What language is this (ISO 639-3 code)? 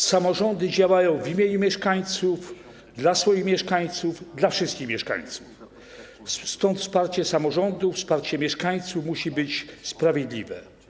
pol